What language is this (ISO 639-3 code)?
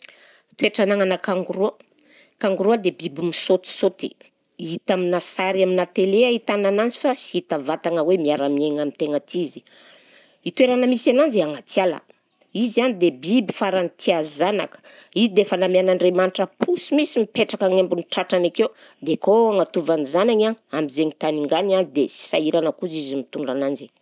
bzc